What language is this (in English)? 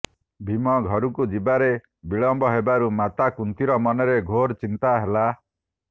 Odia